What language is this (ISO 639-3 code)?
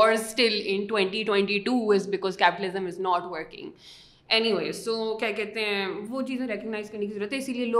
urd